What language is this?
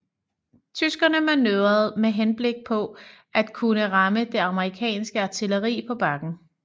Danish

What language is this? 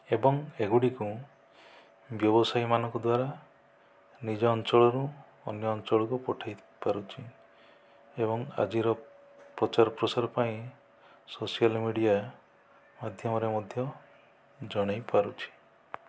Odia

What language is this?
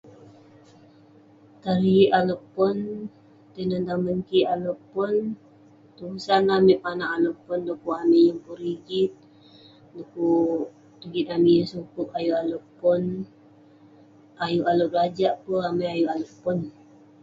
Western Penan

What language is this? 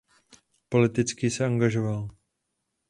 Czech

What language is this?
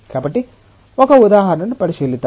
Telugu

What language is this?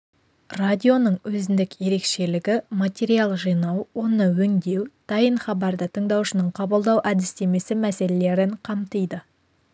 Kazakh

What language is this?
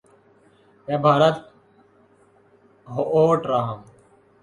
Urdu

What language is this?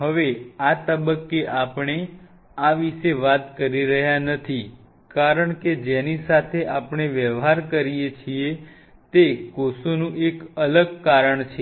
Gujarati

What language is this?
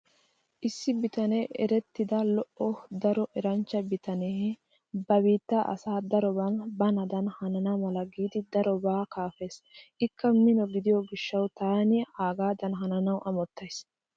Wolaytta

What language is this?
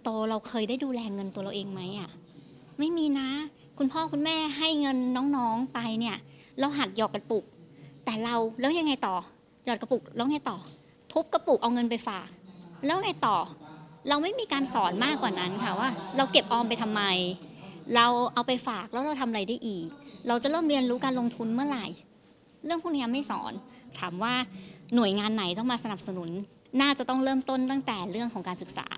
Thai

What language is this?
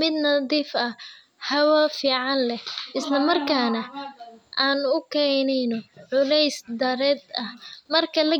Somali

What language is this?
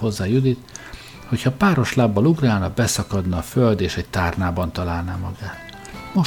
Hungarian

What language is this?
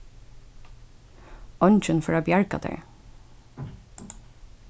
Faroese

